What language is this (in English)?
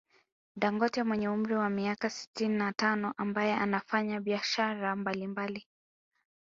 Swahili